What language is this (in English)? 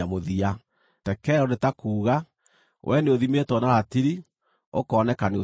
Kikuyu